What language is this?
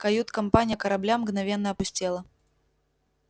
Russian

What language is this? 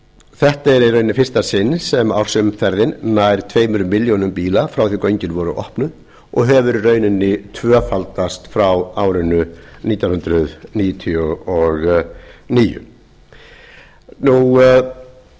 Icelandic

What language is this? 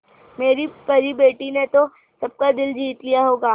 Hindi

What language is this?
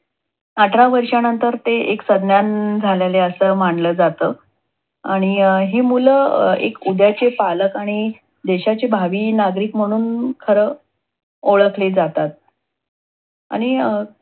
Marathi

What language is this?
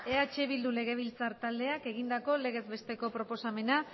Basque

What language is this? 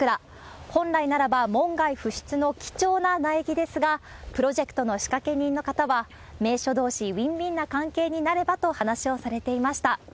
Japanese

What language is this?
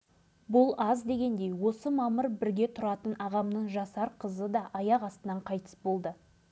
Kazakh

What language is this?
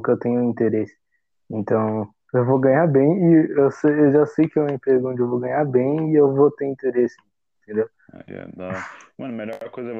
Portuguese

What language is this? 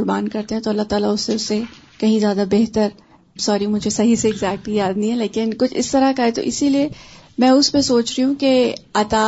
Urdu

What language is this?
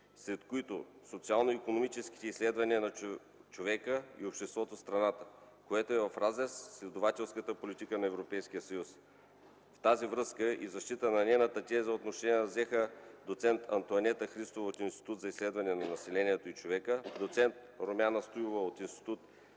Bulgarian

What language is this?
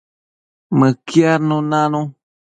Matsés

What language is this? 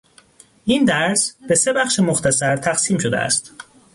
Persian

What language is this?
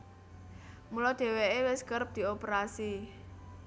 Javanese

